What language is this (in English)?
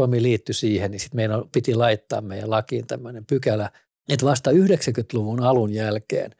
Finnish